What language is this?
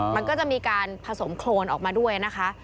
Thai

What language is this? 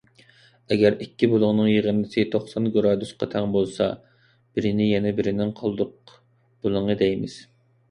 Uyghur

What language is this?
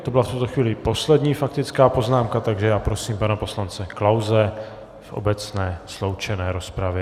Czech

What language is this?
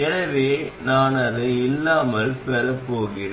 Tamil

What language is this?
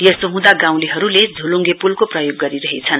Nepali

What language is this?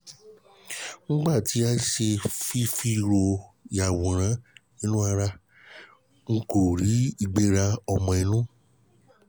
Yoruba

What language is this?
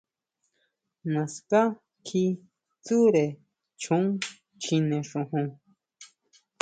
Huautla Mazatec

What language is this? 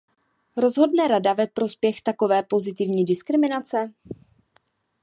Czech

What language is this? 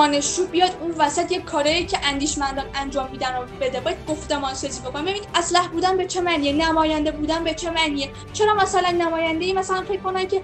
Persian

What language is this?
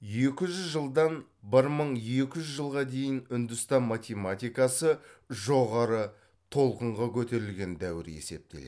Kazakh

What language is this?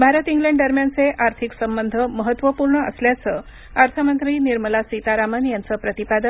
Marathi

